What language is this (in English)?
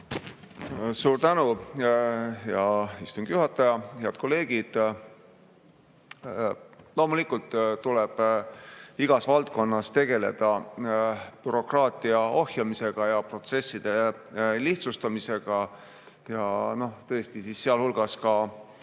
Estonian